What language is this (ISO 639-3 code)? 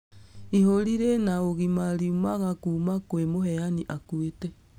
kik